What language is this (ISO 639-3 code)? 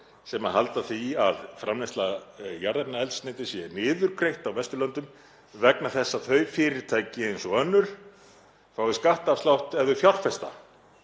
isl